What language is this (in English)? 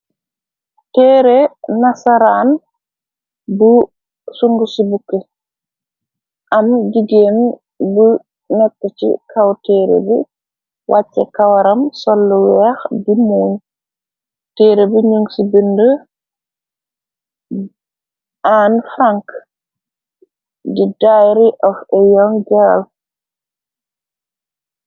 Wolof